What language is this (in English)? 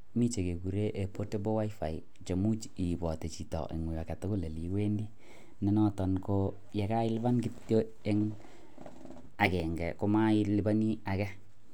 Kalenjin